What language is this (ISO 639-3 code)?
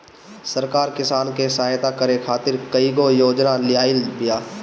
bho